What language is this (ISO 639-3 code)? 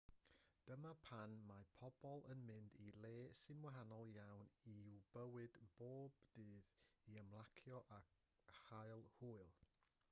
cym